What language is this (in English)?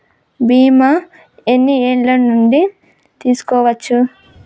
Telugu